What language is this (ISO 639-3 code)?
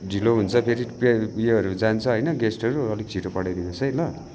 nep